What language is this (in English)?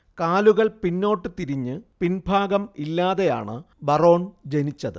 Malayalam